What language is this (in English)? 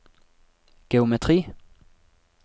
Norwegian